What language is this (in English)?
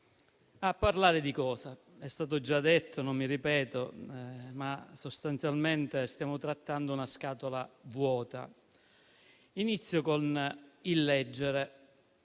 Italian